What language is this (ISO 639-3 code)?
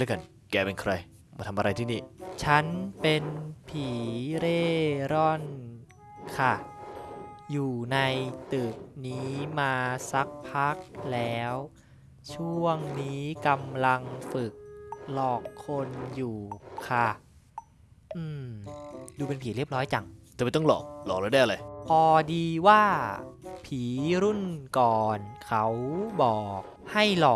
tha